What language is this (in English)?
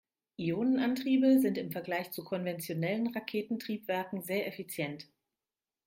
German